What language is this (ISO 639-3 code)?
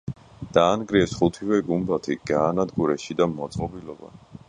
kat